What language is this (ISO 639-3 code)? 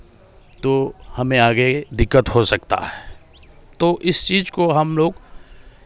hin